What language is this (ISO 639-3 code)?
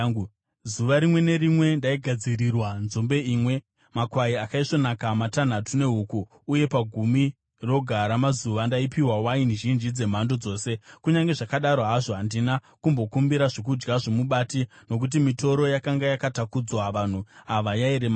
sna